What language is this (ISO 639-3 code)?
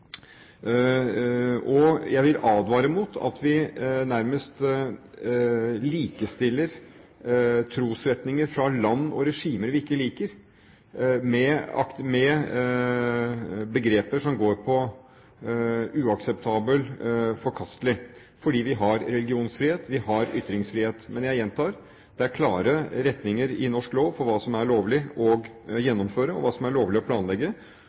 nob